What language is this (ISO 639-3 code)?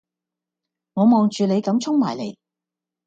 yue